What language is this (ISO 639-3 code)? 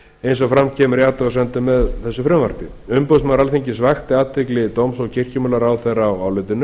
isl